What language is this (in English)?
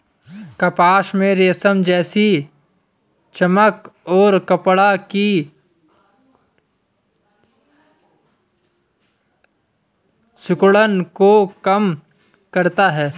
Hindi